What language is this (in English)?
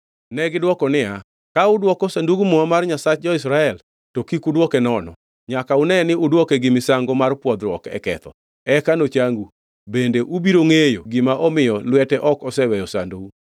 Luo (Kenya and Tanzania)